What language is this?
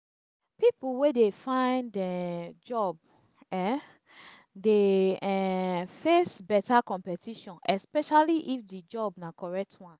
Nigerian Pidgin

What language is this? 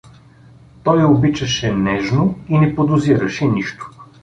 Bulgarian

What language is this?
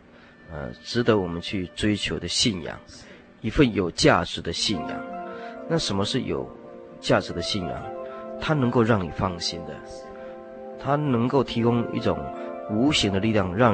Chinese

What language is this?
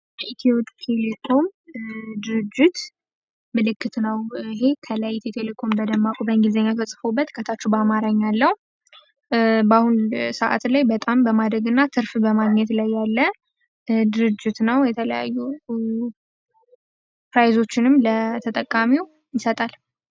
Amharic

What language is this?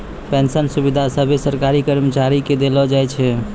Maithili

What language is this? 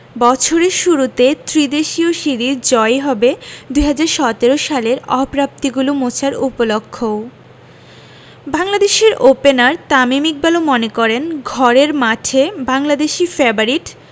Bangla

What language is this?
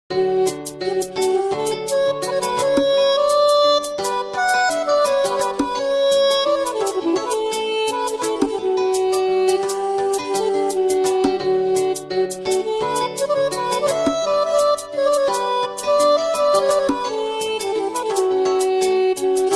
Indonesian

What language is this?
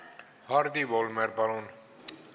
Estonian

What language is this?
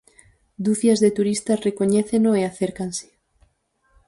Galician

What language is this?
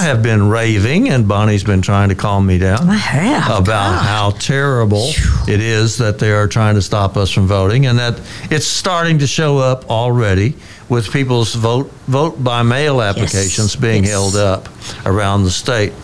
English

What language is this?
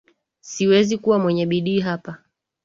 Swahili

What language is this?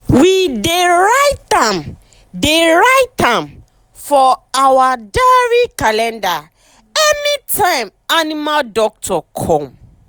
Nigerian Pidgin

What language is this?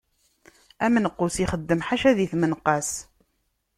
Kabyle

